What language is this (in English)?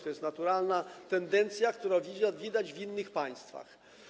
Polish